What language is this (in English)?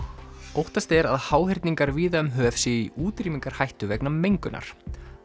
Icelandic